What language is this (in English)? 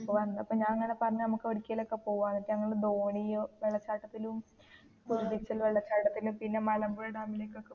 Malayalam